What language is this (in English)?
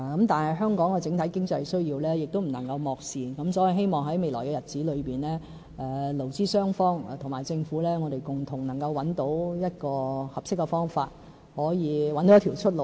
Cantonese